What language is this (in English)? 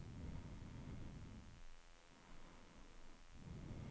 Swedish